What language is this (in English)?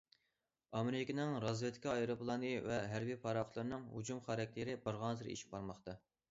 Uyghur